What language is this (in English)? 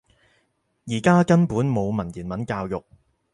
Cantonese